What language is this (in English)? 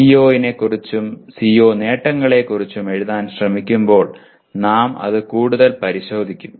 Malayalam